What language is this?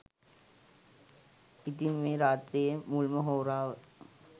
Sinhala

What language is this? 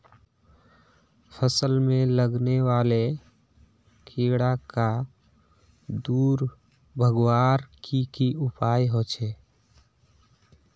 Magahi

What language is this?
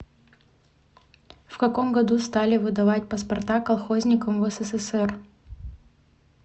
Russian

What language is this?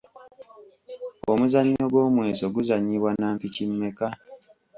Ganda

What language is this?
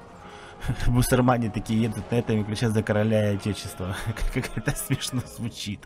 Russian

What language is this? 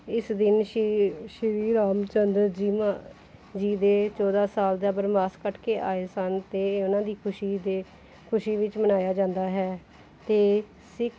Punjabi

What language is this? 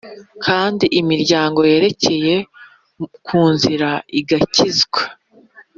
Kinyarwanda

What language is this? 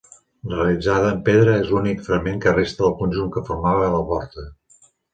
Catalan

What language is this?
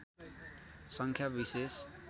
Nepali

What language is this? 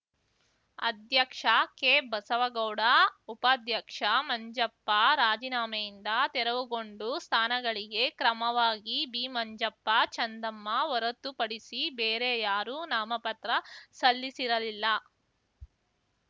Kannada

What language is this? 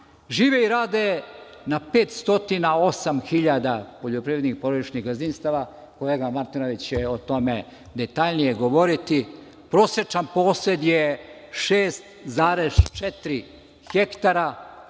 Serbian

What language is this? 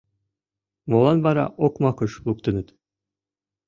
Mari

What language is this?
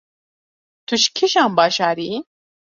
Kurdish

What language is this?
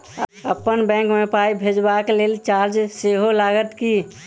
Maithili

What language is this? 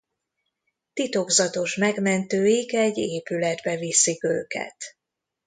Hungarian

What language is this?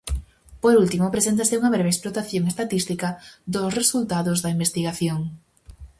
Galician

